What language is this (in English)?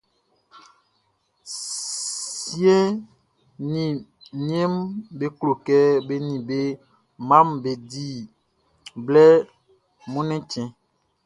Baoulé